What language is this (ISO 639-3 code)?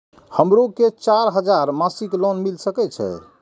mai